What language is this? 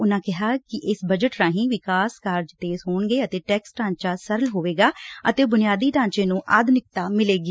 Punjabi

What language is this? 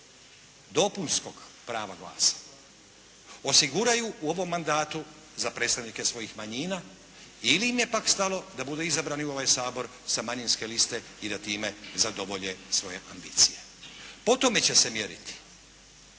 Croatian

